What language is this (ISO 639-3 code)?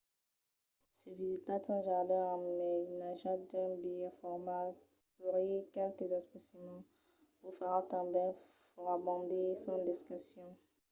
oci